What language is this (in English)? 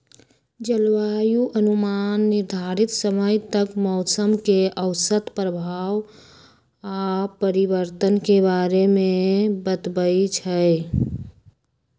Magahi